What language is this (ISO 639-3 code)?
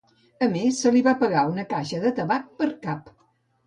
cat